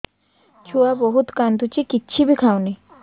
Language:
Odia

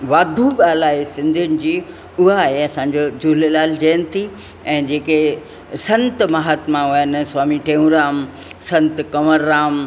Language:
Sindhi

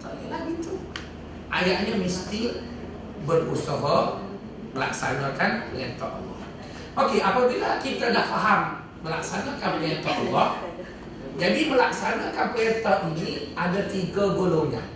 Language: Malay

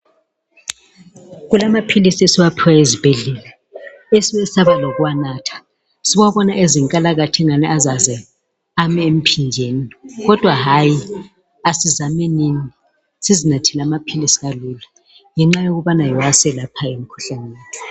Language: North Ndebele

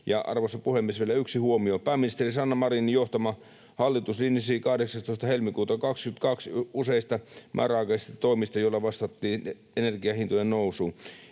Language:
Finnish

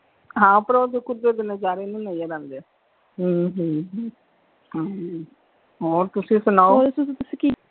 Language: Punjabi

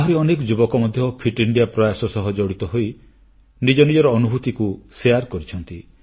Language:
Odia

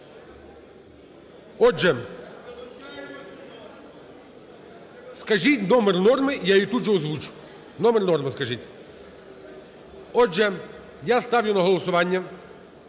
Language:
Ukrainian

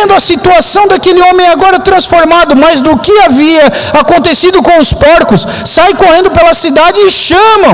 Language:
Portuguese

